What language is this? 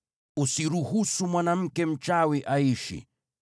Swahili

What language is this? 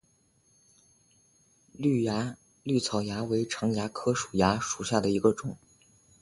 Chinese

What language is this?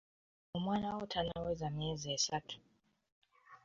Ganda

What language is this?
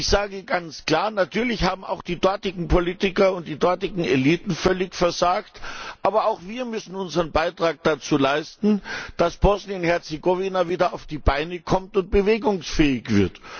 German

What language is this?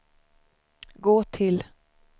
Swedish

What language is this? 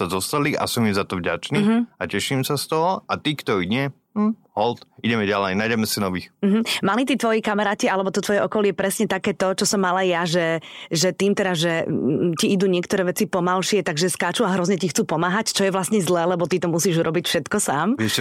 Slovak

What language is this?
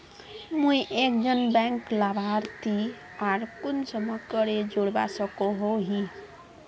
Magahi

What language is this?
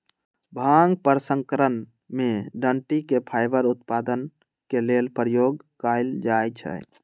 Magahi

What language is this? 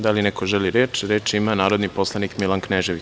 Serbian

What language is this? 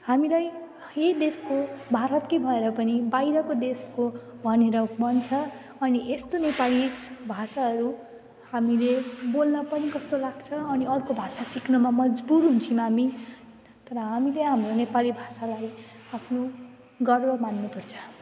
Nepali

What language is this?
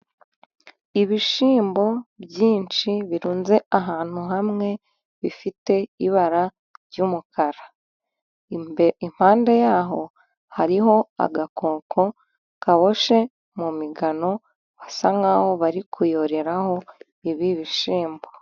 Kinyarwanda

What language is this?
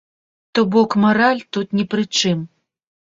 Belarusian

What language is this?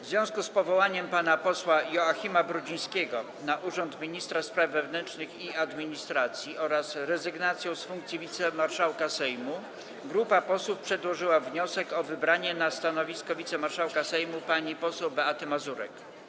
Polish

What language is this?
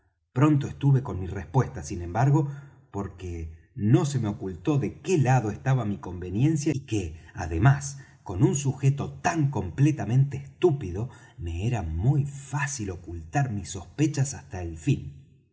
Spanish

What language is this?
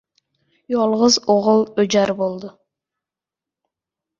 Uzbek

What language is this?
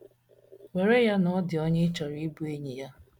Igbo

